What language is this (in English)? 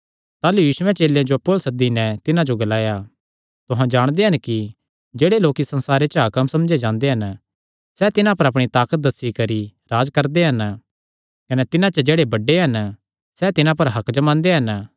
Kangri